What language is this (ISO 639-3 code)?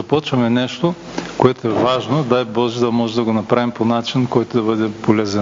bul